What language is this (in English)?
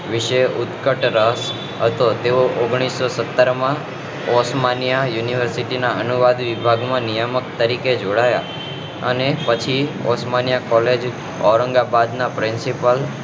Gujarati